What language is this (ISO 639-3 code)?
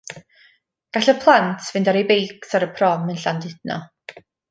cym